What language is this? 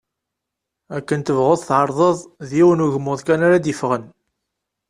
Kabyle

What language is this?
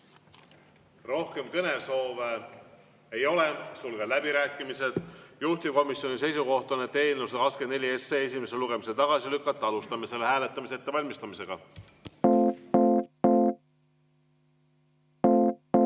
Estonian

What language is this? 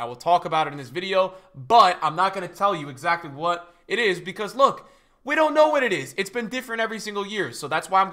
English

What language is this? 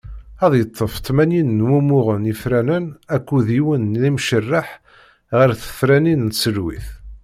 Kabyle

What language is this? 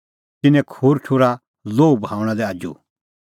Kullu Pahari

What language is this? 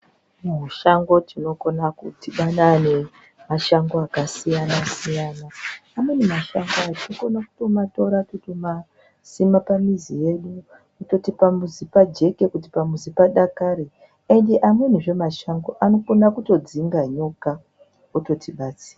Ndau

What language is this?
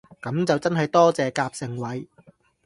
Cantonese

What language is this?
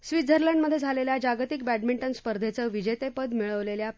Marathi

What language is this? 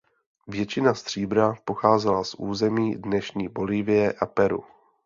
Czech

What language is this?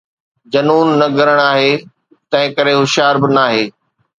Sindhi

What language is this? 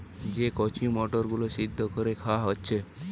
Bangla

